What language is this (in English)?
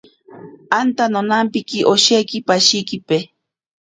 Ashéninka Perené